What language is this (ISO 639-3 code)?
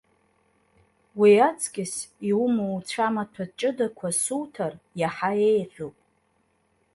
abk